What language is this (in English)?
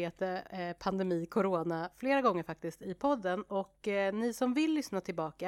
Swedish